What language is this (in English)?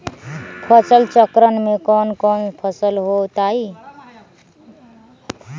Magahi